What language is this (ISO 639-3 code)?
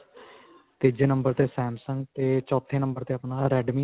pan